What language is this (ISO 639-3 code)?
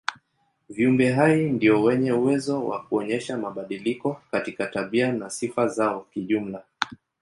swa